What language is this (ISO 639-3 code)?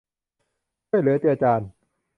tha